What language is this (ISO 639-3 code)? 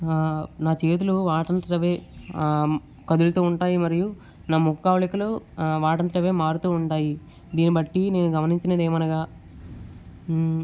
tel